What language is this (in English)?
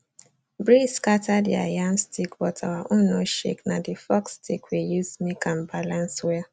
Nigerian Pidgin